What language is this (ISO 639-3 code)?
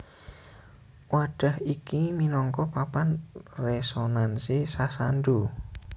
jav